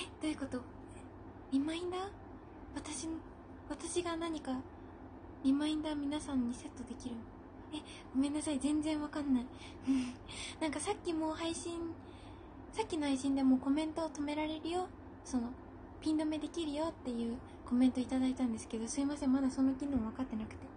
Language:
Japanese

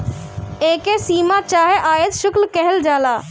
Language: Bhojpuri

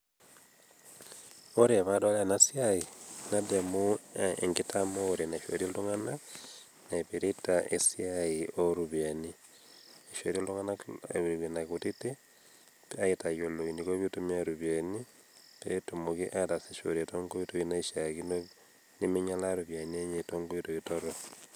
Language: Masai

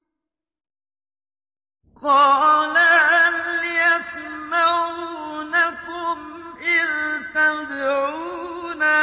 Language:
Arabic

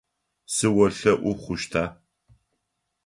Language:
Adyghe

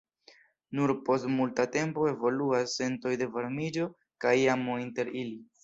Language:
Esperanto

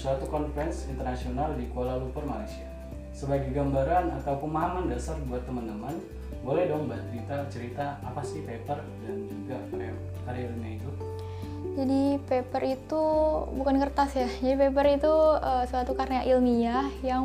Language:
Indonesian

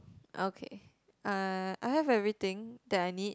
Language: English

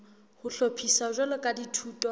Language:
Southern Sotho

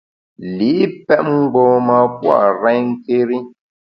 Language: Bamun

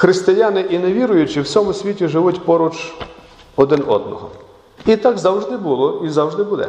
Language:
Ukrainian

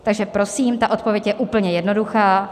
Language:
Czech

